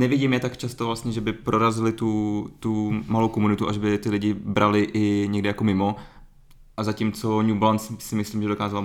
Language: Czech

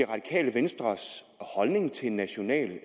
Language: Danish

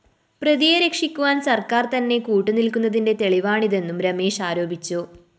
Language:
Malayalam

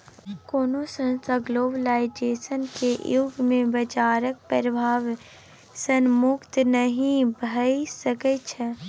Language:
Maithili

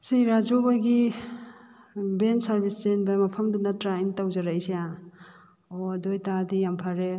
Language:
Manipuri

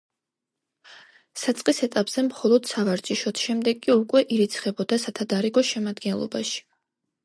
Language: Georgian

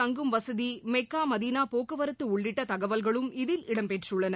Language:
Tamil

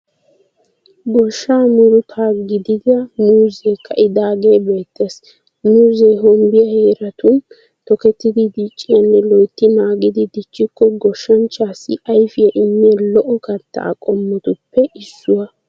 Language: Wolaytta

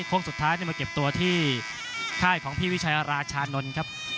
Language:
Thai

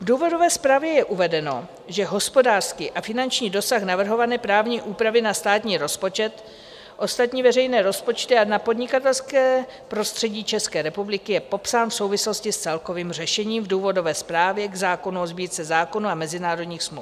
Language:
Czech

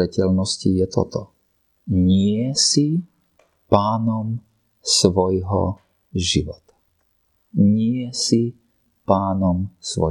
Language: Slovak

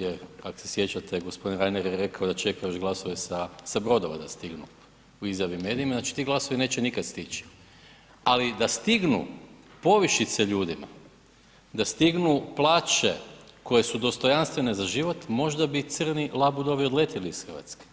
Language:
Croatian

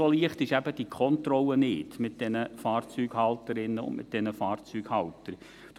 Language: Swiss German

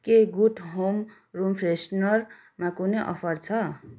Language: Nepali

